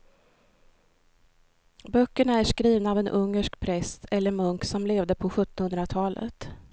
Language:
Swedish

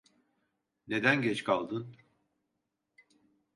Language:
Turkish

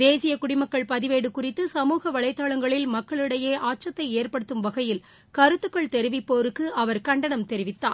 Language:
Tamil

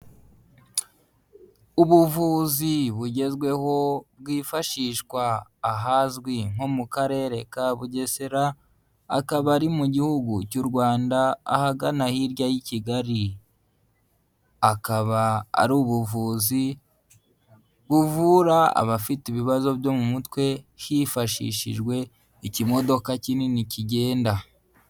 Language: Kinyarwanda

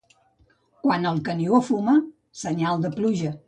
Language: Catalan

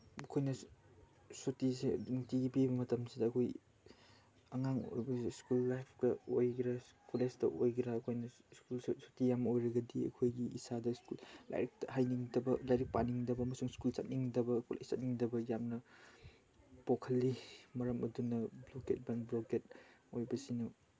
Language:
Manipuri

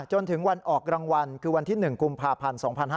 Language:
Thai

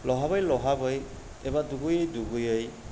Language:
Bodo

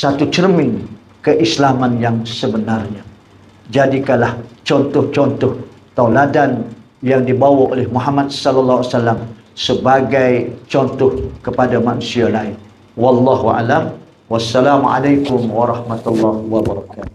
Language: Malay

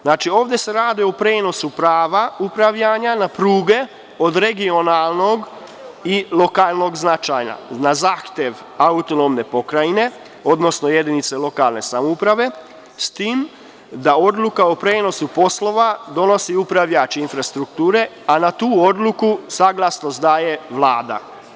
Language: Serbian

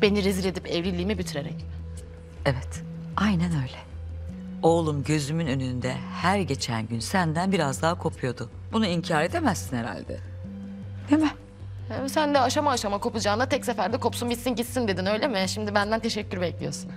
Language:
Turkish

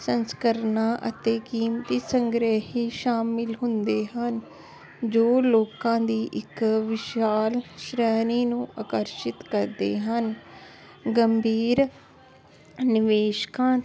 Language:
Punjabi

